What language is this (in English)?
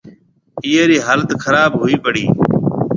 Marwari (Pakistan)